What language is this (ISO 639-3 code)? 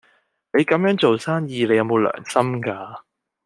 yue